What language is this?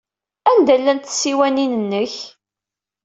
Kabyle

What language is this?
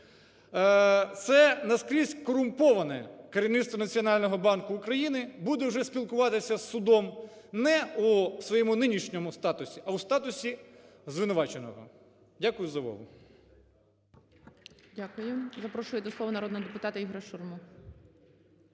Ukrainian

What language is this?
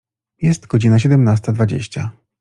Polish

